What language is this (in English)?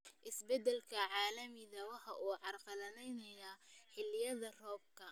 Somali